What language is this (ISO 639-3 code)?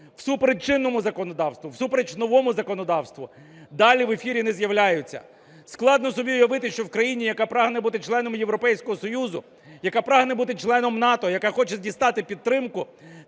ukr